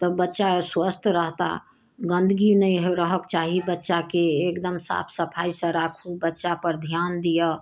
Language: Maithili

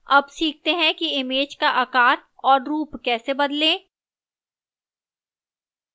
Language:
Hindi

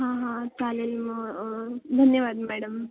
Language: Marathi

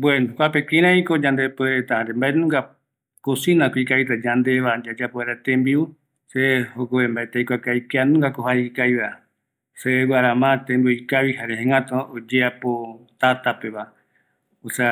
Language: Eastern Bolivian Guaraní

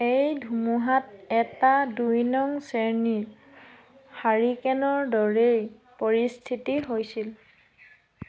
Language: Assamese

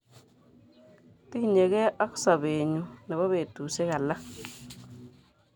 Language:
Kalenjin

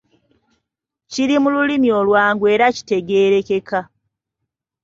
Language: Ganda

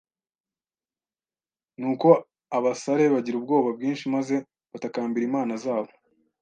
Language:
Kinyarwanda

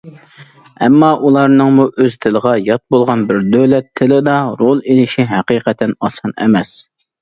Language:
Uyghur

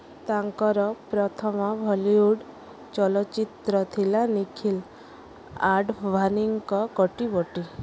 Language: Odia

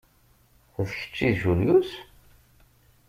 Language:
Kabyle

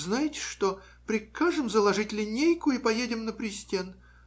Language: Russian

